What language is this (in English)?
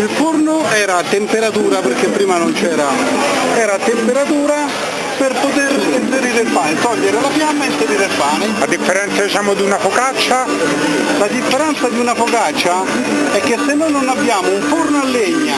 Italian